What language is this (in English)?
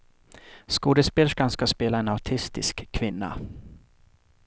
Swedish